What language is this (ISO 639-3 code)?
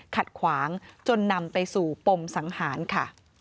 tha